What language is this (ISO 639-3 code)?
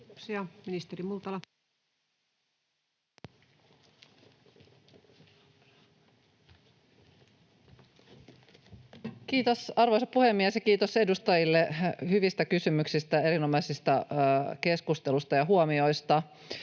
fin